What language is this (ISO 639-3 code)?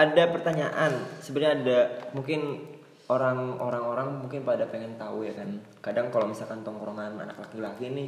ind